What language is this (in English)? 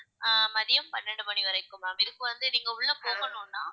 Tamil